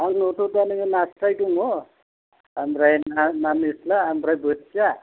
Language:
Bodo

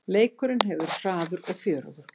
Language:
Icelandic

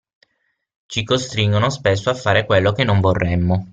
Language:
Italian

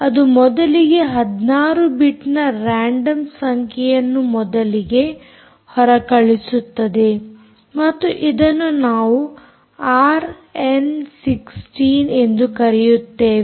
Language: Kannada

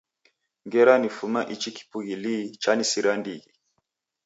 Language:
Taita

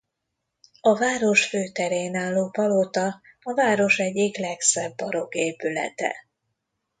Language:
Hungarian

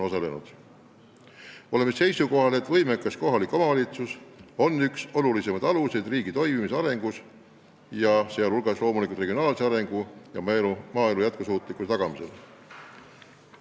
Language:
Estonian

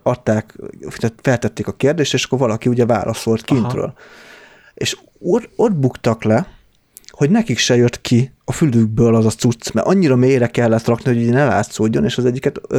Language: Hungarian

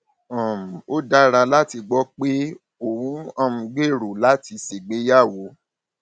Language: Yoruba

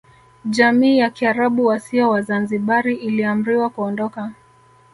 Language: Swahili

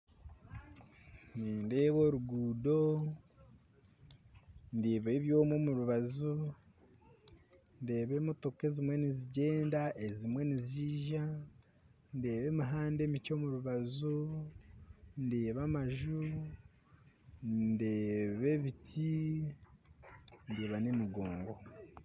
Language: Nyankole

